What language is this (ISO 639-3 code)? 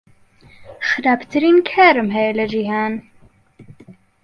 ckb